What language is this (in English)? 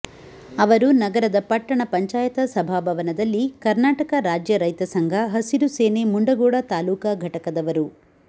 Kannada